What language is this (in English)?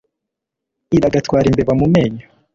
Kinyarwanda